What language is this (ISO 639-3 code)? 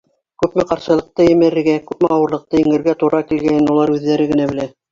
bak